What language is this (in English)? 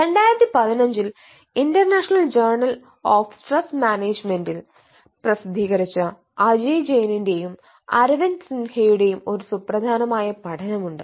Malayalam